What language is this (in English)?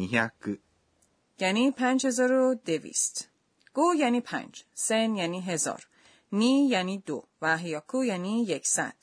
Persian